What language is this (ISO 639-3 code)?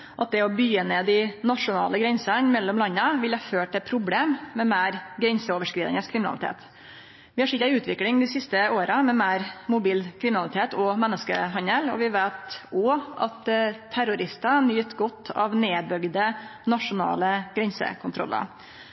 nno